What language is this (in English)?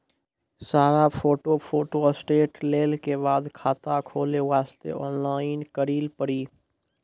Maithili